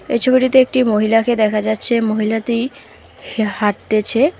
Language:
Bangla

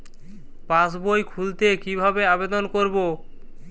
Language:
Bangla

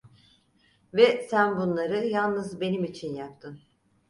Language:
Turkish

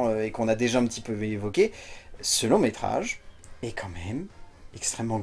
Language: French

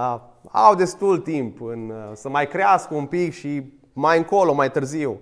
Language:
Romanian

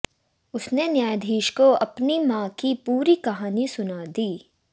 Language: Hindi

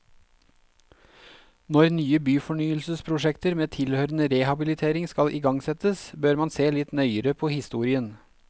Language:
Norwegian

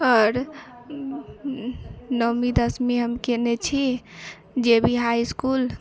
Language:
Maithili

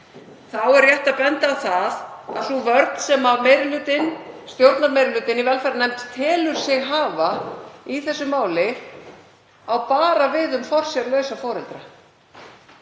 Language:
Icelandic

